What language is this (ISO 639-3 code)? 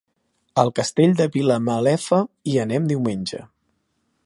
cat